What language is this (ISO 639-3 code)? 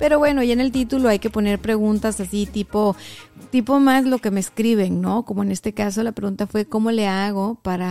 spa